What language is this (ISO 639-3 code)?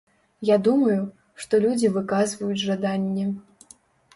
bel